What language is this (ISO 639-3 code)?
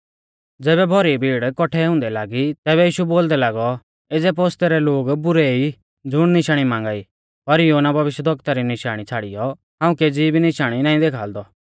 bfz